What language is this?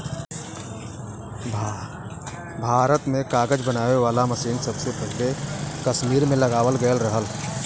Bhojpuri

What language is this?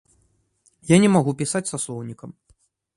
Belarusian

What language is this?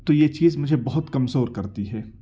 Urdu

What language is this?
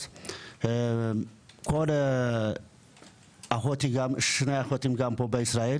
Hebrew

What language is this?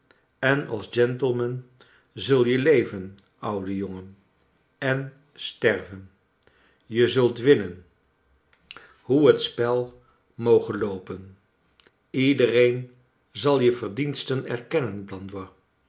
Dutch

